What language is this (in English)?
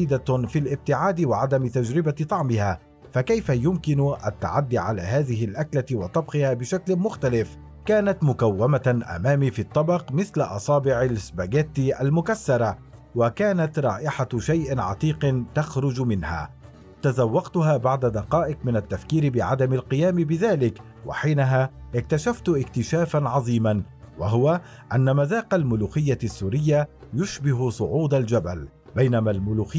Arabic